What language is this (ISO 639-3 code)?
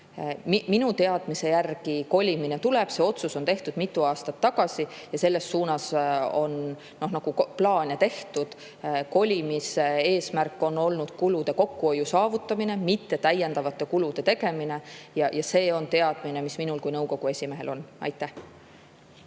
est